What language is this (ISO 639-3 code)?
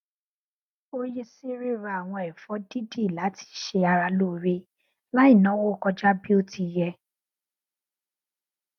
yor